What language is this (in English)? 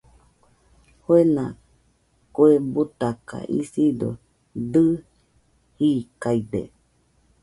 Nüpode Huitoto